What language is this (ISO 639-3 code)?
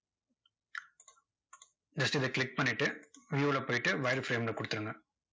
tam